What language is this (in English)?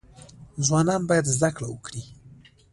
Pashto